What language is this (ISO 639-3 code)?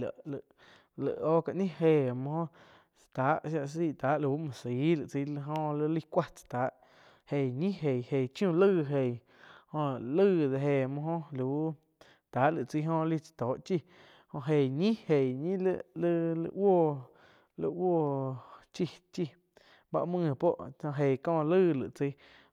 chq